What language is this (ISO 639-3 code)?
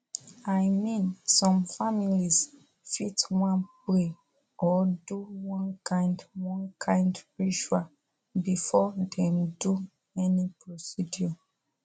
pcm